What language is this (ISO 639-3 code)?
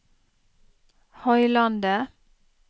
nor